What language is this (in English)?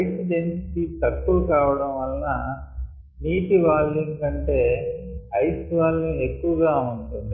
Telugu